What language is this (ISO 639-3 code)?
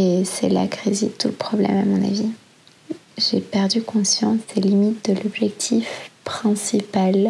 fra